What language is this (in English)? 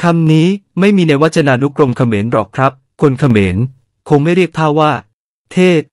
Thai